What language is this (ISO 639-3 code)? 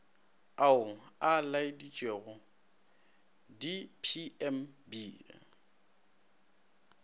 nso